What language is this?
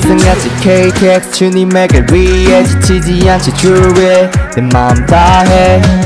Dutch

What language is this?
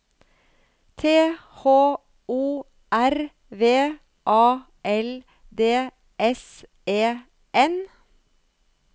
Norwegian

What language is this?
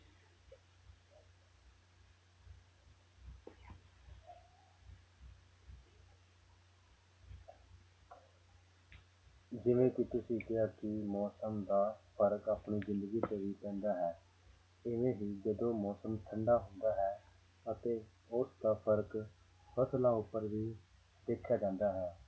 Punjabi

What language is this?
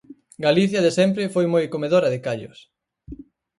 Galician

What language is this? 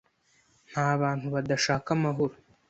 Kinyarwanda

